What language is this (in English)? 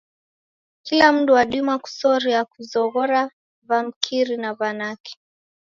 Taita